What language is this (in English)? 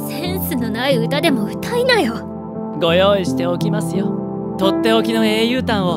Japanese